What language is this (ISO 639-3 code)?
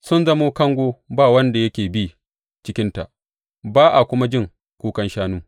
hau